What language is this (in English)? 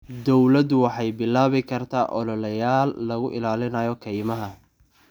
Somali